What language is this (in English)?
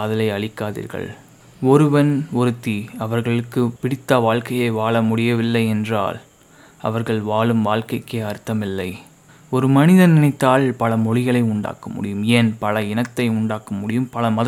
Tamil